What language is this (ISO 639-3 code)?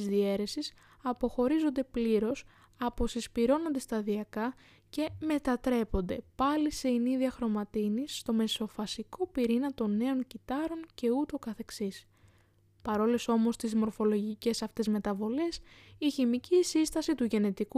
ell